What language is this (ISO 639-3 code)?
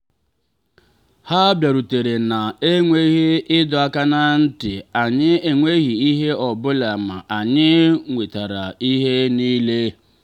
ibo